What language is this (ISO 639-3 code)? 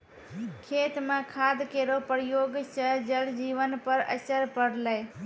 mai